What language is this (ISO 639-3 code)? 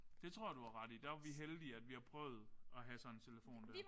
dan